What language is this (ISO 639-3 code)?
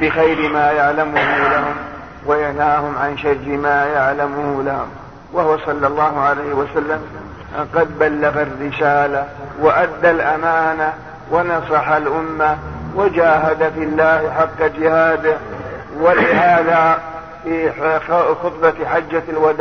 ara